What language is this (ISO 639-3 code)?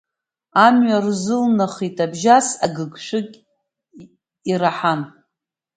abk